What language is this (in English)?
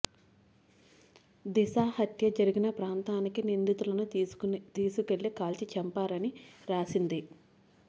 Telugu